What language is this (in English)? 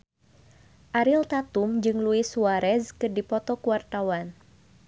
Sundanese